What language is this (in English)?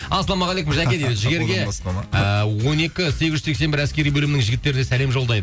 Kazakh